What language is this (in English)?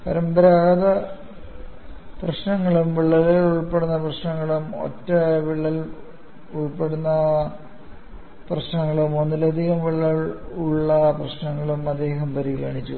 Malayalam